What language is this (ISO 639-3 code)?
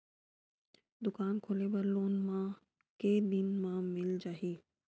hne